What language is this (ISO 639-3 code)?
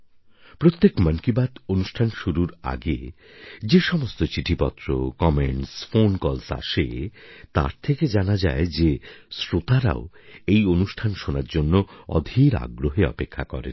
ben